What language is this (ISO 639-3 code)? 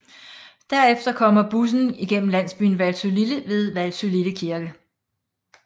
dan